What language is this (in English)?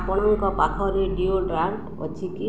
Odia